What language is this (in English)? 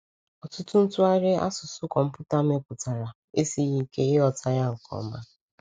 Igbo